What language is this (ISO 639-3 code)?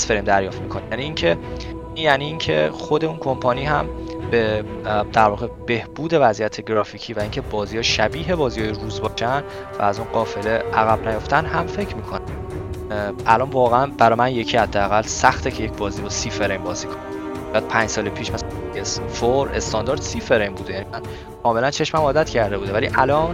fas